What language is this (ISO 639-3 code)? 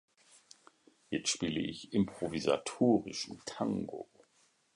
deu